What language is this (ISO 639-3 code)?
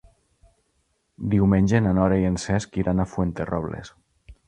cat